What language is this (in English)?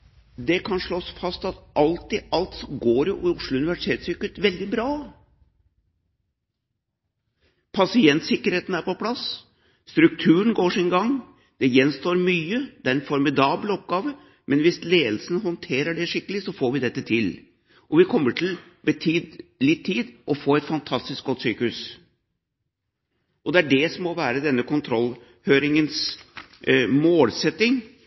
Norwegian Bokmål